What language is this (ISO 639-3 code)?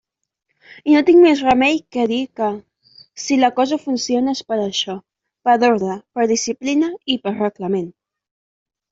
cat